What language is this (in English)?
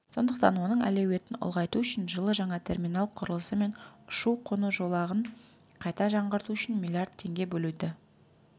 Kazakh